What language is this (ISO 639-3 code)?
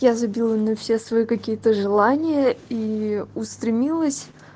rus